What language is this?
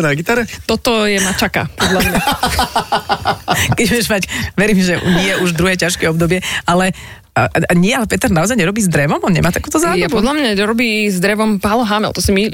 Slovak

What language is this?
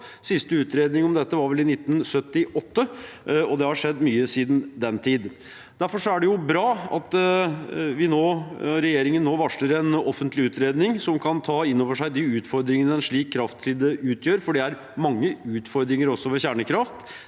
Norwegian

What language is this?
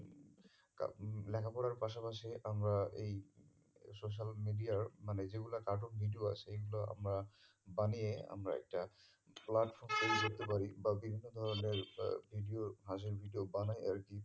Bangla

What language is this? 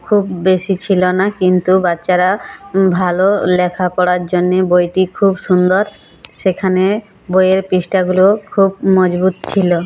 Bangla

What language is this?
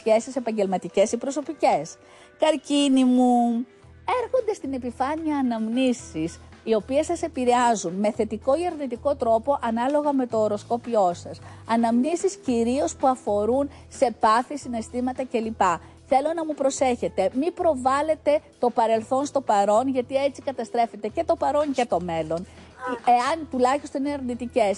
Greek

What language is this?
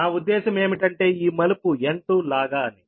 Telugu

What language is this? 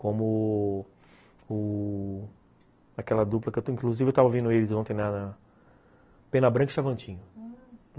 Portuguese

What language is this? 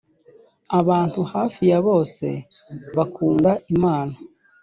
Kinyarwanda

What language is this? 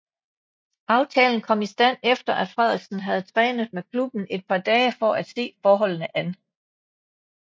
Danish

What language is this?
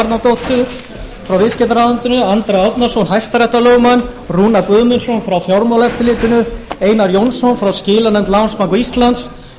Icelandic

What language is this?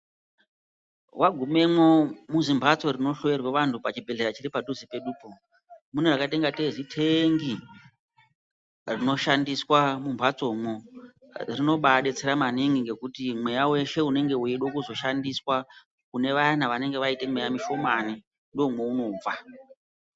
Ndau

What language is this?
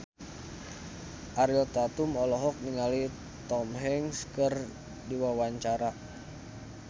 Sundanese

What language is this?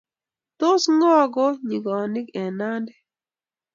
Kalenjin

